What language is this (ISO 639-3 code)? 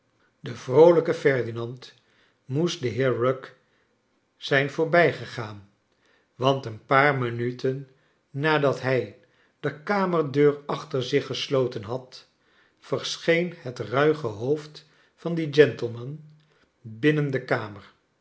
nld